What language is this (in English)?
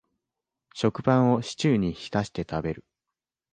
Japanese